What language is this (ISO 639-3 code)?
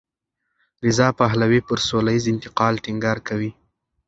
pus